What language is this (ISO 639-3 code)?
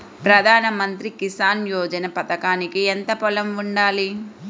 tel